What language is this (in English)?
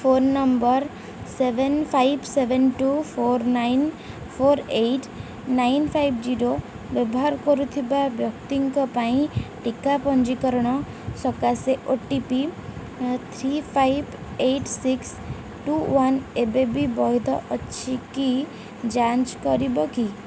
Odia